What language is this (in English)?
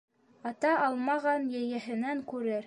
Bashkir